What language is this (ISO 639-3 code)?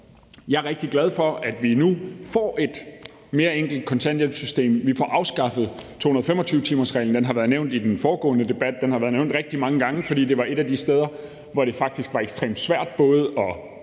dan